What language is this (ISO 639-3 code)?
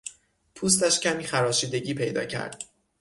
fas